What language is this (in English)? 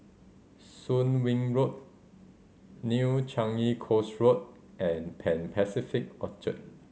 English